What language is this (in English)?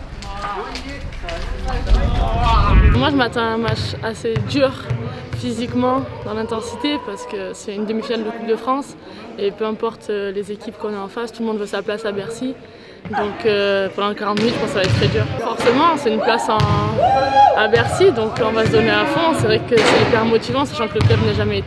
French